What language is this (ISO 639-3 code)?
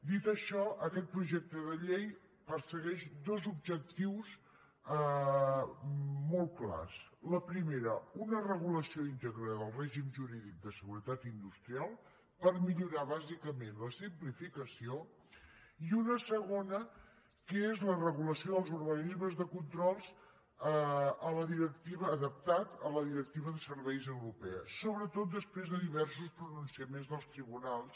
cat